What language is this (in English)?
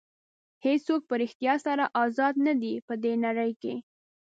Pashto